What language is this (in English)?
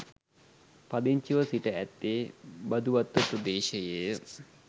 Sinhala